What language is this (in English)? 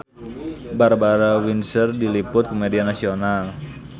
Sundanese